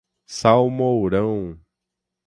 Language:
Portuguese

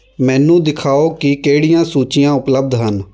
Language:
Punjabi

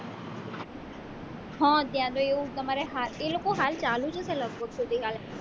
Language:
Gujarati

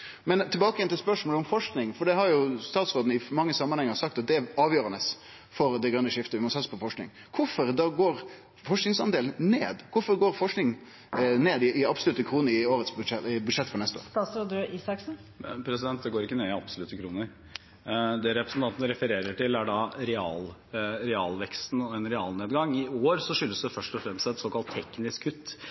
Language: Norwegian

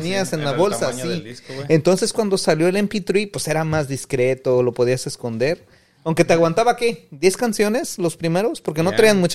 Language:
Spanish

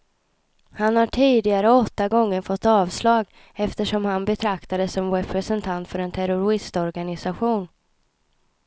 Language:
Swedish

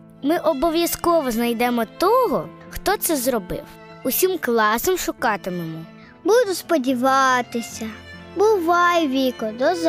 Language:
Ukrainian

